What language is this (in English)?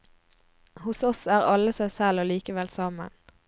Norwegian